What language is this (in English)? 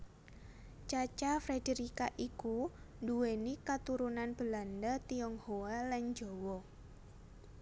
Javanese